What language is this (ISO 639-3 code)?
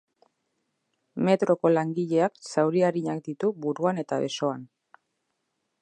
eus